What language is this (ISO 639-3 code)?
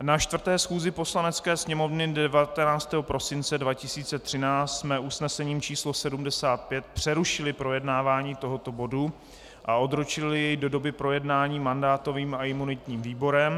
ces